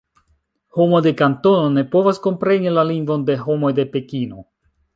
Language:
Esperanto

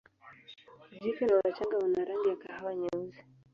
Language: Swahili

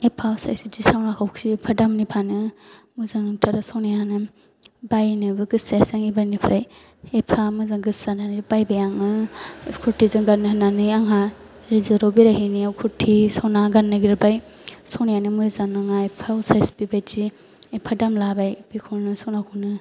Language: Bodo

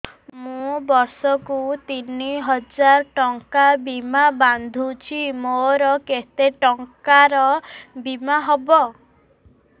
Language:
Odia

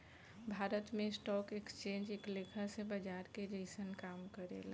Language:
Bhojpuri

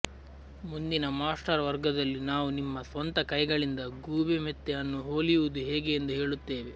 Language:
Kannada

